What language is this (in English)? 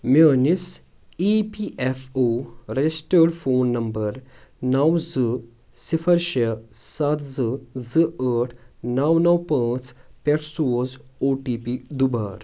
Kashmiri